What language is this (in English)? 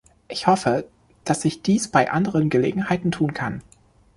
German